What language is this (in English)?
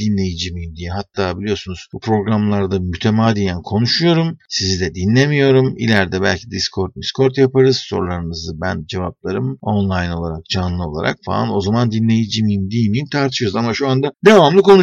Turkish